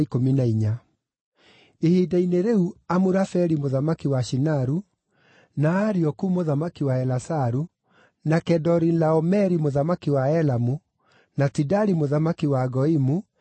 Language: Kikuyu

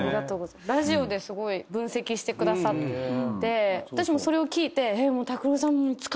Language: Japanese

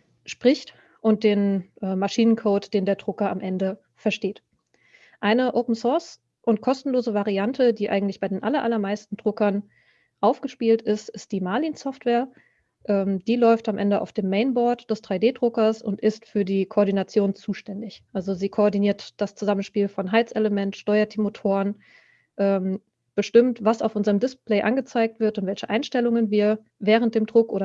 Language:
German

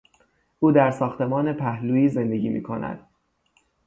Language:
Persian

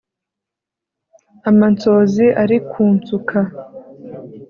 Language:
Kinyarwanda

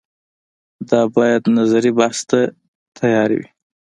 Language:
Pashto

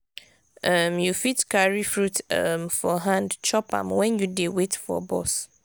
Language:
Nigerian Pidgin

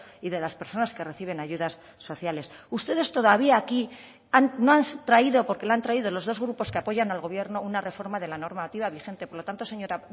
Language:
Spanish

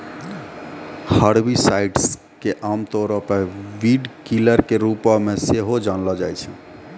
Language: Maithili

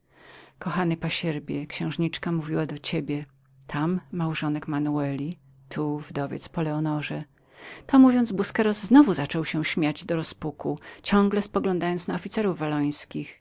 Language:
Polish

